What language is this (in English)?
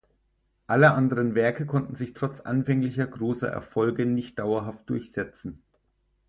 German